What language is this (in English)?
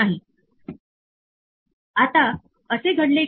Marathi